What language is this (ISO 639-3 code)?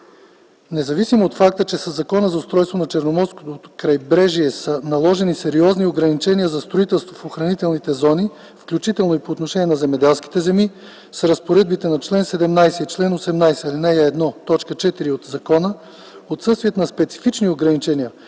bul